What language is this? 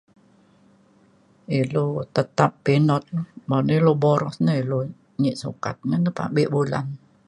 Mainstream Kenyah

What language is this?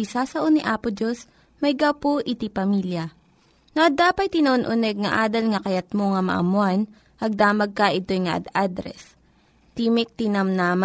Filipino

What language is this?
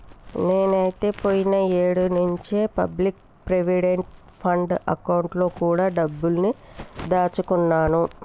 Telugu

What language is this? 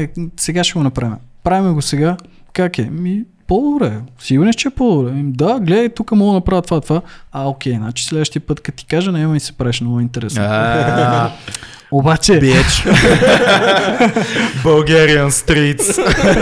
Bulgarian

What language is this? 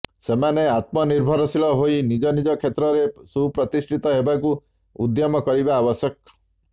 Odia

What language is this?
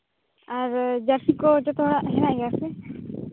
Santali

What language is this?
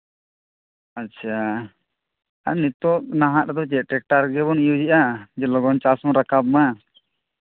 Santali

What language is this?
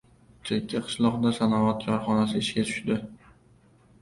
Uzbek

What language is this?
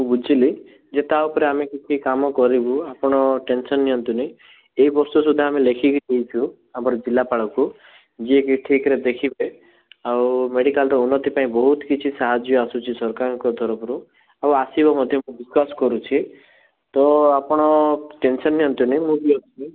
Odia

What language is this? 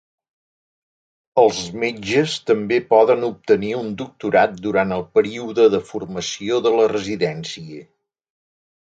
Catalan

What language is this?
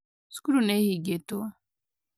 Kikuyu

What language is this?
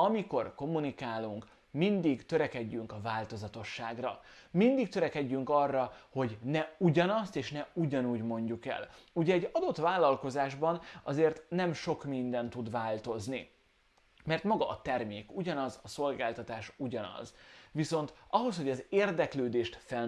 Hungarian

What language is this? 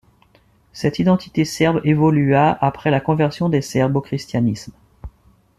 French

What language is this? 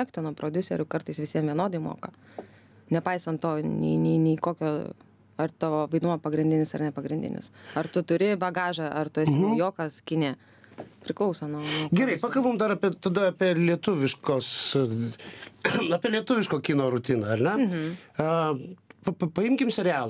Lithuanian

